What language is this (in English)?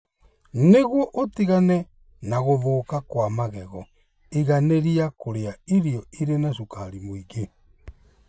Kikuyu